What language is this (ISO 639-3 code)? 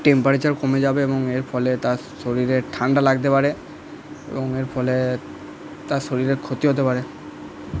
ben